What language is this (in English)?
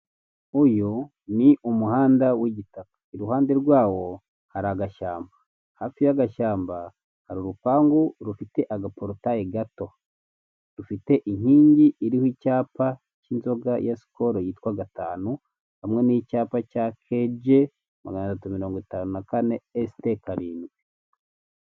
Kinyarwanda